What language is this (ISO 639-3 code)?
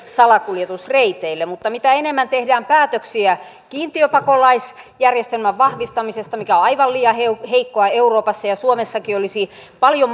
fin